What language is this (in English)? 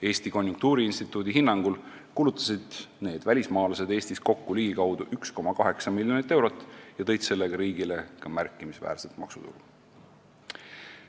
Estonian